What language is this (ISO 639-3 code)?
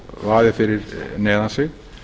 isl